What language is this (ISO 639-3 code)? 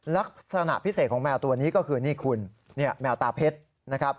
tha